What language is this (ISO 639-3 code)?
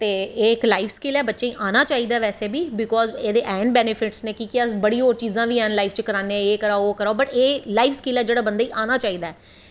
doi